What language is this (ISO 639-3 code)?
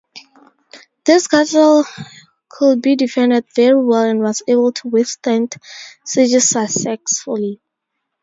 eng